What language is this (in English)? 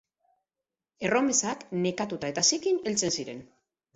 Basque